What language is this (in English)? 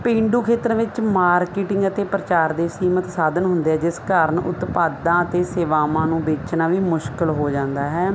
Punjabi